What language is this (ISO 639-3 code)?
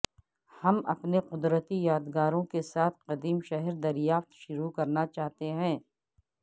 urd